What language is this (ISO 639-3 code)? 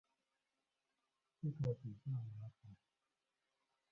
zho